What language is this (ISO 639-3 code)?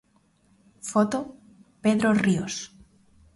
glg